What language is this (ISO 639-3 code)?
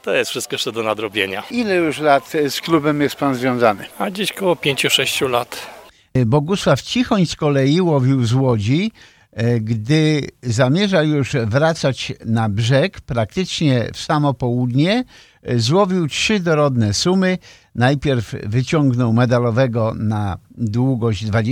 pol